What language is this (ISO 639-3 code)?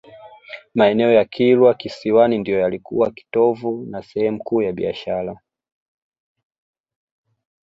swa